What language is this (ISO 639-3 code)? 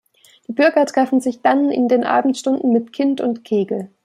deu